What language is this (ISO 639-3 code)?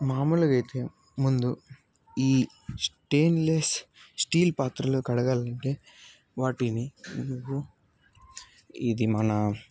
tel